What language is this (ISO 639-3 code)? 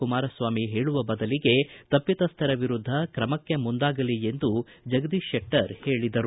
kan